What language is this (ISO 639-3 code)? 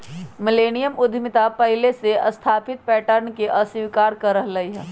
mag